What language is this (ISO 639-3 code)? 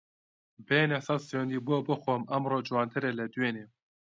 ckb